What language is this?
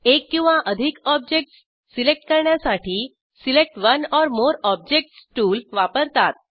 Marathi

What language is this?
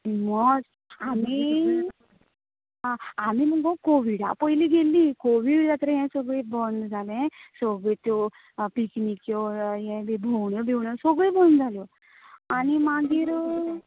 Konkani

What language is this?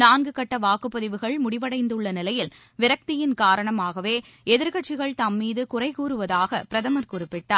Tamil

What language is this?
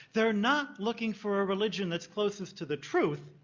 English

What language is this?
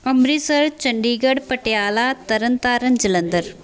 Punjabi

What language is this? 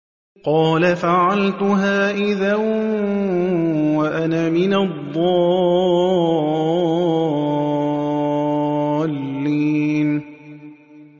Arabic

